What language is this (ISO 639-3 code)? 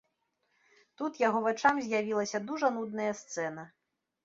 bel